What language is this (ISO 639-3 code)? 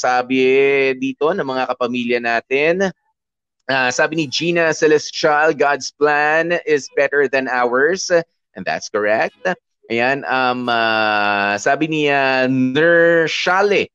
fil